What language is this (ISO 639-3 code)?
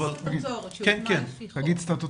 heb